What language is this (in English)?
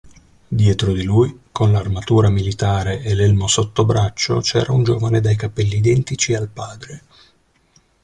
Italian